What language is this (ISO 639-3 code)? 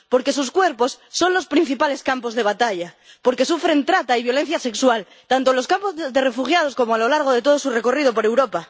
spa